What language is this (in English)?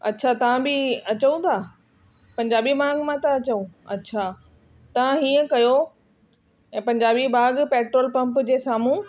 Sindhi